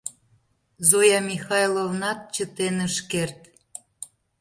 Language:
Mari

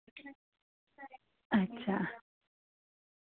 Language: Dogri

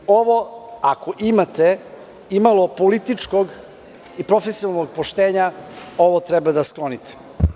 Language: Serbian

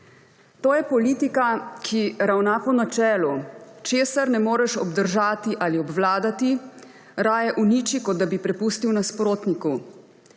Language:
Slovenian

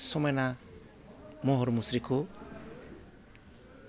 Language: Bodo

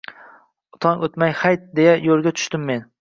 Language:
Uzbek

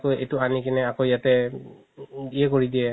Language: Assamese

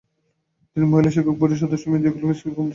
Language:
Bangla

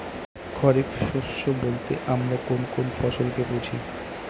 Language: Bangla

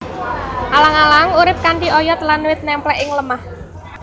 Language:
Javanese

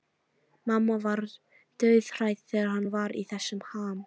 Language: Icelandic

